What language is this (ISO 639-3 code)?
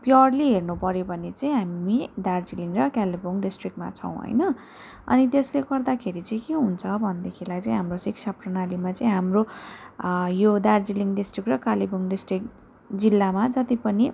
nep